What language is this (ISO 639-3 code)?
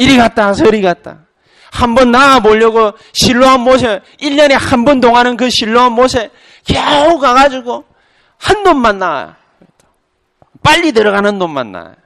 kor